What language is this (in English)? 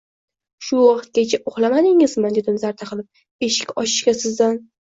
Uzbek